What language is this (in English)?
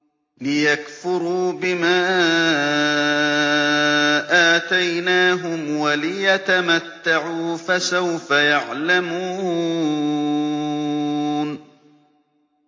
Arabic